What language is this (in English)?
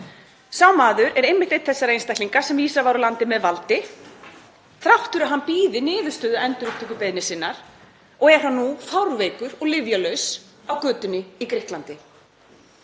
Icelandic